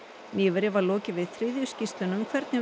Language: Icelandic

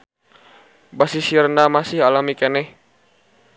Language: Sundanese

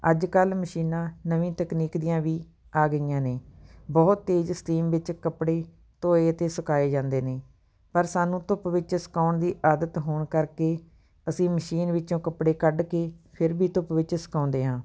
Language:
Punjabi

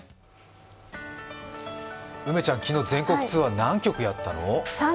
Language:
Japanese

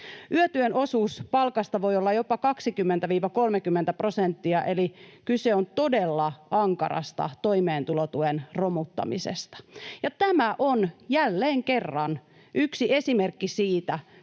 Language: Finnish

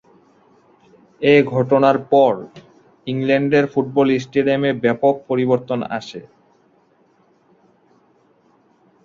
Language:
Bangla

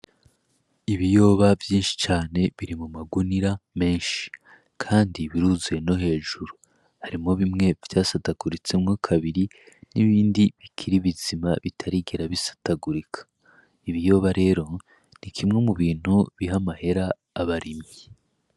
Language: Rundi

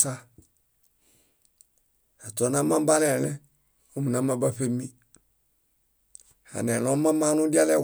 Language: Bayot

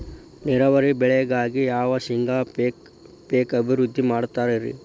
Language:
Kannada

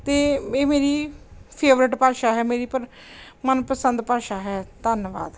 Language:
Punjabi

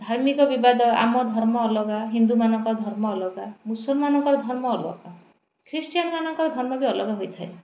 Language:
Odia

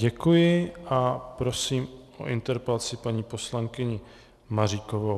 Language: Czech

